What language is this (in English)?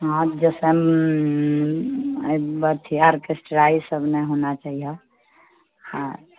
Maithili